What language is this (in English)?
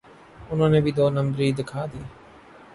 Urdu